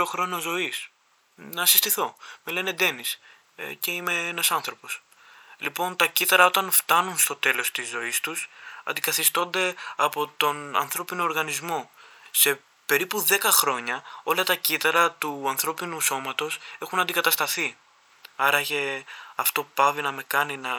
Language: Greek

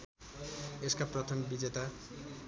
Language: Nepali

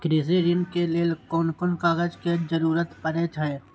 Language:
Maithili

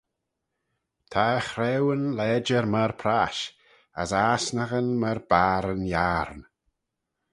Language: Manx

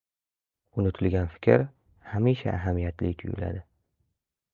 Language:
Uzbek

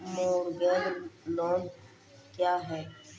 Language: Maithili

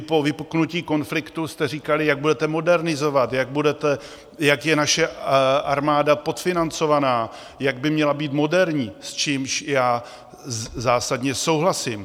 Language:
Czech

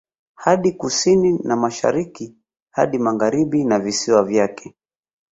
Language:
Swahili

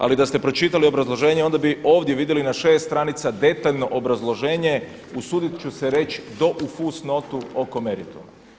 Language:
Croatian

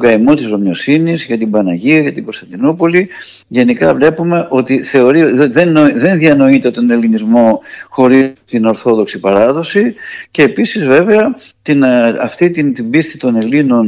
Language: Greek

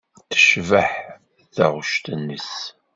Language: Kabyle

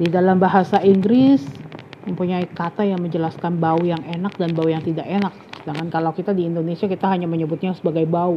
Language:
Indonesian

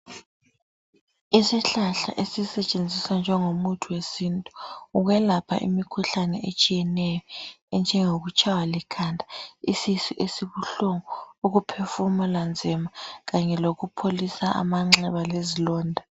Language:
North Ndebele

